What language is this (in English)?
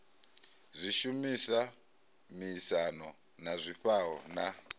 Venda